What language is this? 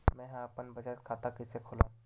Chhattisgarhi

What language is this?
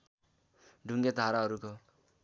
Nepali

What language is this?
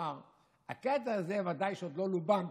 Hebrew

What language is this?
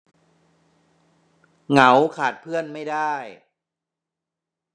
Thai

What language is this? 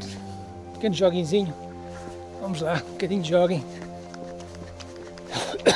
Portuguese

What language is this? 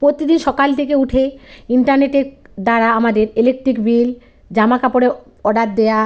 Bangla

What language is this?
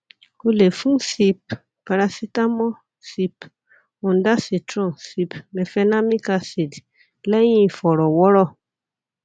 Yoruba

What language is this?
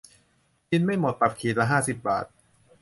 Thai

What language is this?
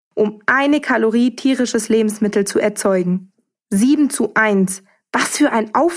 German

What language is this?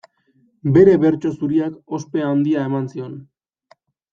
Basque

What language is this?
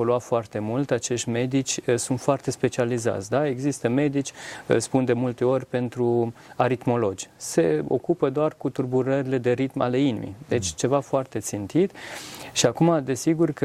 Romanian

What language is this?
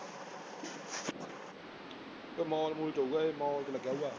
Punjabi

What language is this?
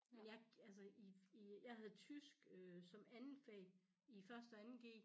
Danish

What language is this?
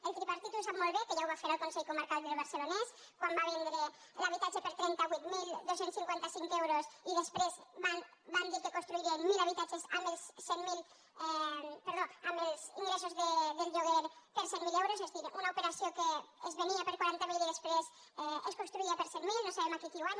Catalan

